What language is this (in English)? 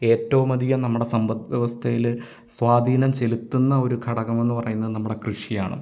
Malayalam